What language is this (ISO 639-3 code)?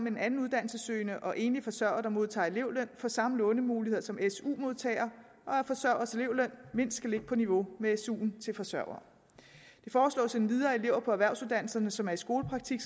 dan